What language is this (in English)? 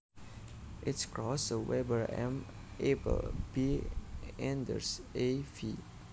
Javanese